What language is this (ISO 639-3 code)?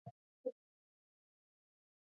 pus